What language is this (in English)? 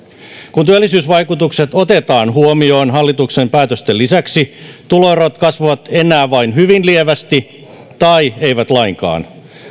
Finnish